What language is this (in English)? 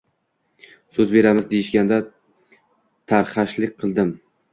Uzbek